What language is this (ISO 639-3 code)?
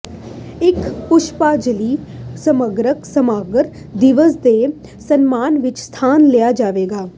pan